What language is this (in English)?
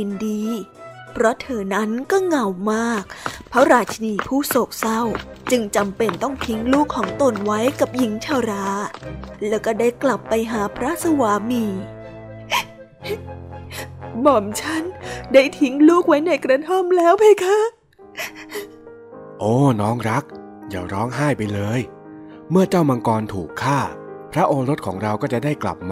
Thai